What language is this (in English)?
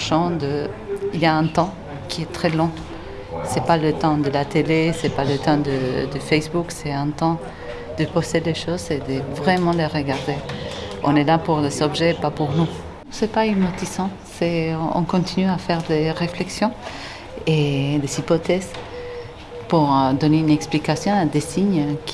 French